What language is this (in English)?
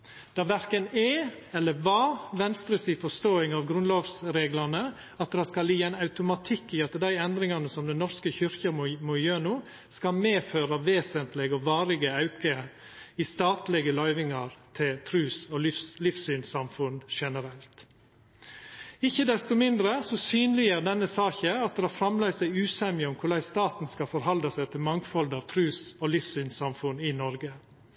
Norwegian Nynorsk